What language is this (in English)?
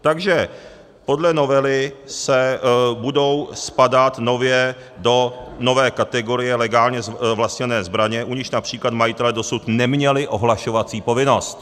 Czech